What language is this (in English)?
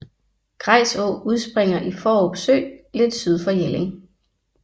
Danish